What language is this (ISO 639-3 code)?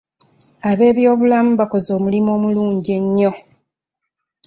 lug